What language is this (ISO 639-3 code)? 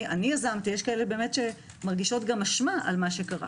heb